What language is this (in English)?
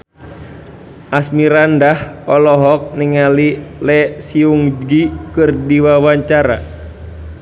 Sundanese